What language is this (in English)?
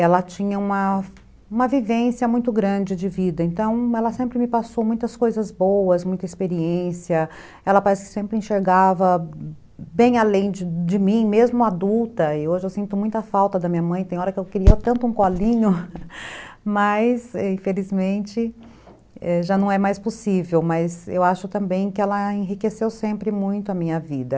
Portuguese